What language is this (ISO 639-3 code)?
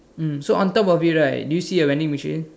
eng